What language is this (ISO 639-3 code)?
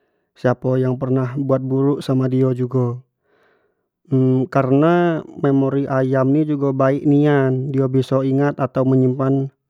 jax